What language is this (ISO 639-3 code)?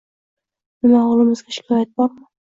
uzb